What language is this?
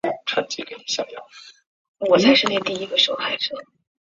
Chinese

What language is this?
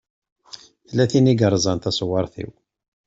Kabyle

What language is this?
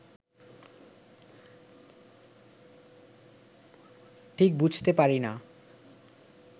Bangla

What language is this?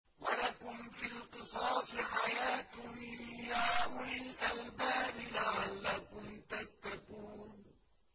Arabic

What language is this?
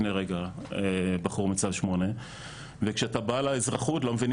Hebrew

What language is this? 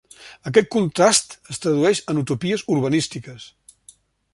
Catalan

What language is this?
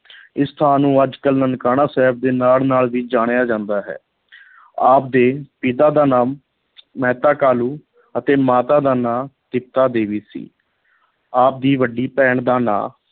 Punjabi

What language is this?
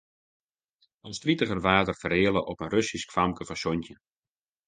Western Frisian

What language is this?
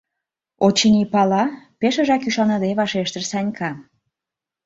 Mari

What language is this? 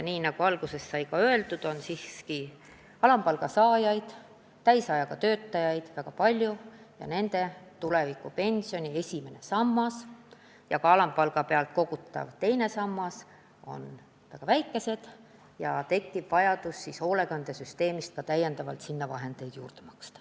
Estonian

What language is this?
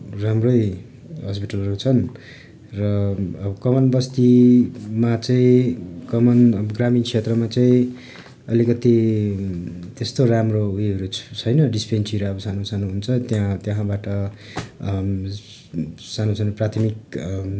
Nepali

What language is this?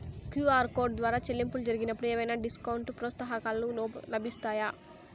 Telugu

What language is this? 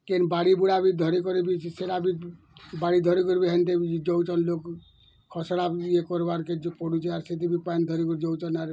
Odia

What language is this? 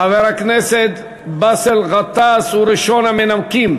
Hebrew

